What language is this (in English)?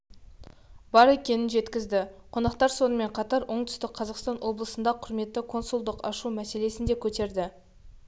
Kazakh